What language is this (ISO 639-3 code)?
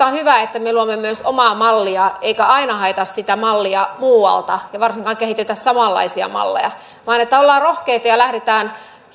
fin